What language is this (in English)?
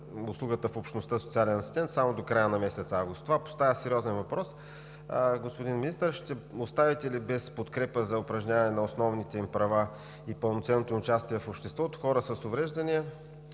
Bulgarian